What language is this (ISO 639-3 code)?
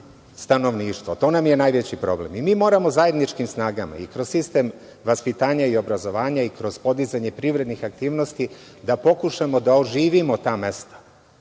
srp